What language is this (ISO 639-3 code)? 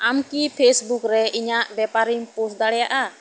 sat